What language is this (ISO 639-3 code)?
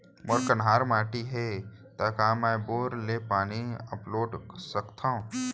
hne